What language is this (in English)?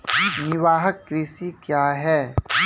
Maithili